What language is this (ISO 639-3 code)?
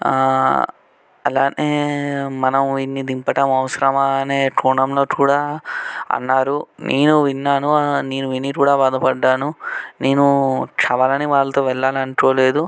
tel